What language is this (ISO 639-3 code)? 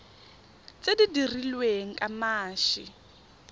tsn